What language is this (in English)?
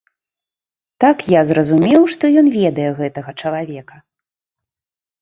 Belarusian